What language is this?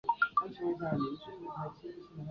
Chinese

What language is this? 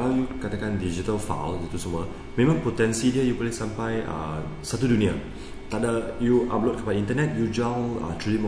Malay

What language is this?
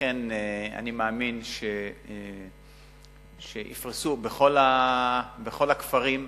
Hebrew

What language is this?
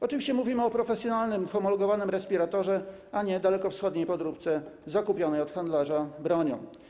Polish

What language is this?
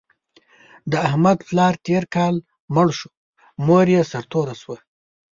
Pashto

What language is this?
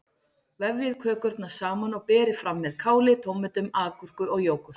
Icelandic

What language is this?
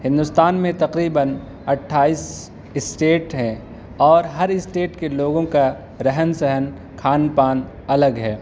Urdu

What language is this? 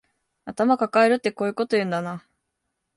Japanese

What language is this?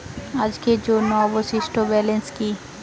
Bangla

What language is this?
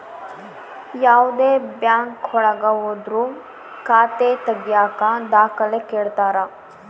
Kannada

